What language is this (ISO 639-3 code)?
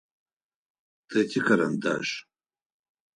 ady